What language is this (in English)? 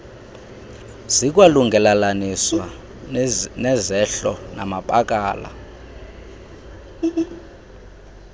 Xhosa